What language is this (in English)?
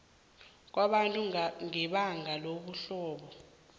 South Ndebele